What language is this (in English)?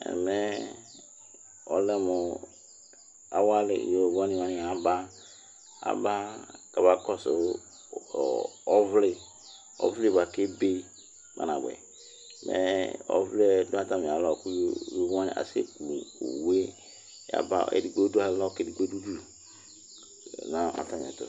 Ikposo